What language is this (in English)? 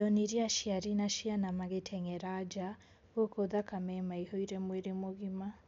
Kikuyu